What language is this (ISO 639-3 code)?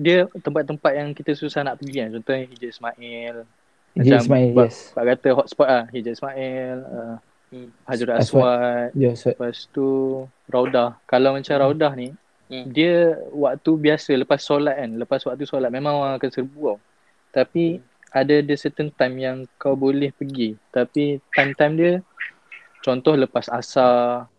msa